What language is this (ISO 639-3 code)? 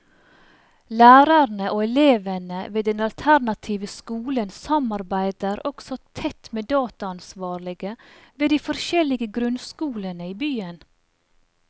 nor